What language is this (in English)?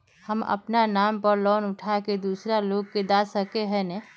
Magahi